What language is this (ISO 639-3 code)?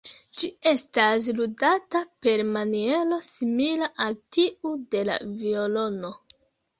epo